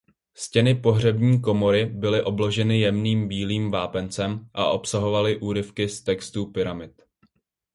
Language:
Czech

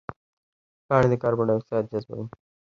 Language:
Pashto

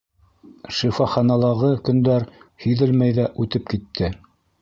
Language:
Bashkir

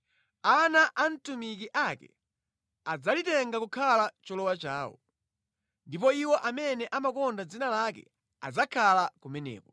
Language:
Nyanja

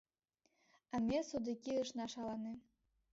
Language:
Mari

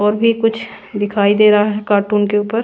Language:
Hindi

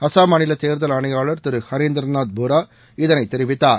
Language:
Tamil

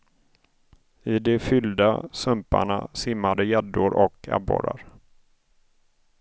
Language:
Swedish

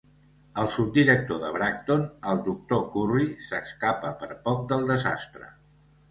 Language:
Catalan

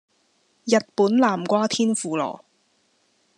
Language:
Cantonese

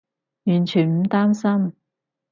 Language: Cantonese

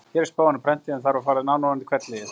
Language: Icelandic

